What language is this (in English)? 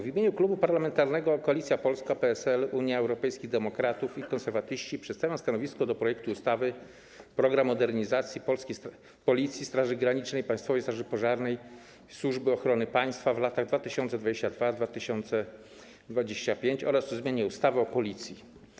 Polish